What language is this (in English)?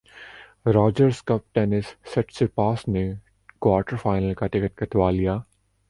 Urdu